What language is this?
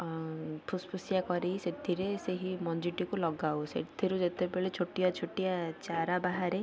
Odia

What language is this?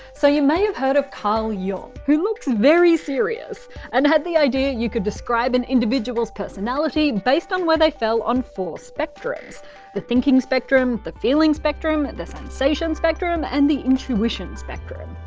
English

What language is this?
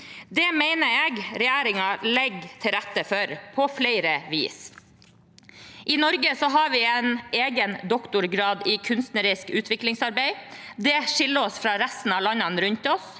Norwegian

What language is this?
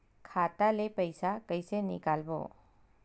Chhattisgarhi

